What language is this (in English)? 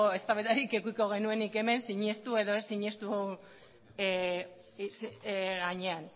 Basque